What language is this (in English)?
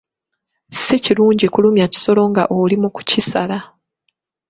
Ganda